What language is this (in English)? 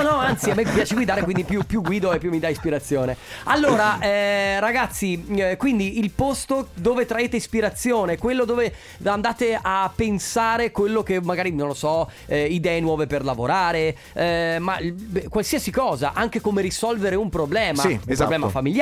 Italian